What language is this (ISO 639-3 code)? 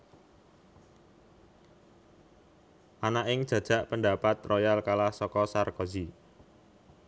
jav